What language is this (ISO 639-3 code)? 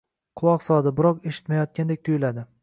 uzb